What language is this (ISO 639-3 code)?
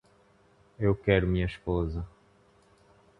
por